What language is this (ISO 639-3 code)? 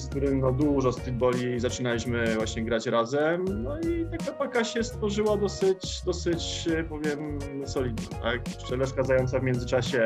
pol